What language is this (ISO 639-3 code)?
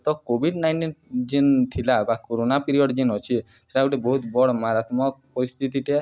ori